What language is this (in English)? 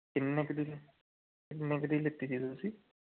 Punjabi